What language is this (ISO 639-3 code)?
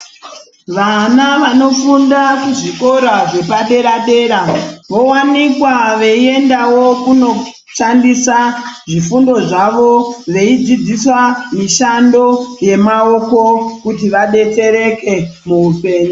ndc